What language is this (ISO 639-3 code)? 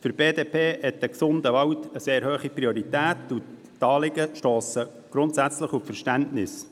gsw